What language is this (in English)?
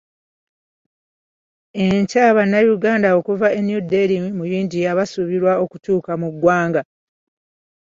Ganda